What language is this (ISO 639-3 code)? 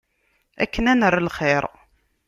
kab